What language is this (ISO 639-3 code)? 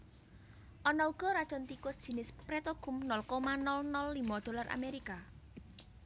jav